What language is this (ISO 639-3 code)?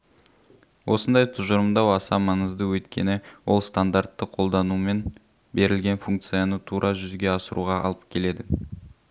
kaz